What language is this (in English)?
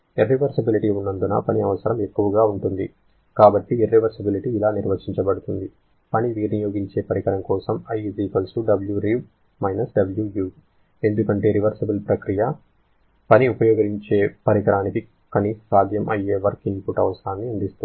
Telugu